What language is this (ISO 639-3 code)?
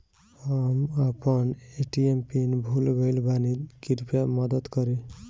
bho